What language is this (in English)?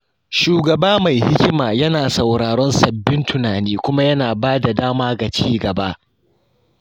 Hausa